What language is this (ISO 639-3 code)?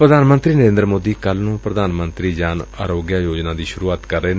pan